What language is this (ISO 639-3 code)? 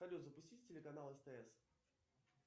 rus